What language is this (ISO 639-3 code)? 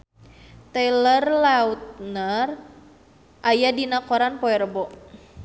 sun